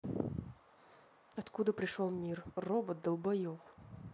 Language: Russian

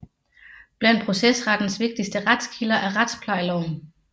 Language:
Danish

